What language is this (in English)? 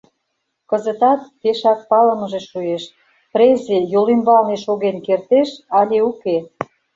Mari